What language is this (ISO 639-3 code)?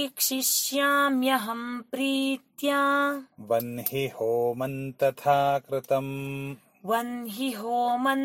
kan